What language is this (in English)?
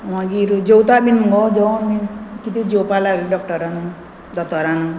Konkani